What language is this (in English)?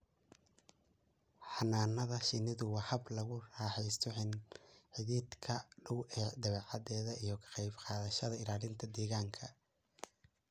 Somali